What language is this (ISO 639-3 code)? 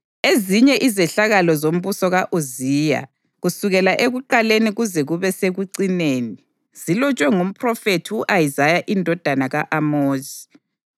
nde